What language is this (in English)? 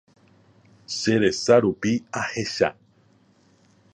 Guarani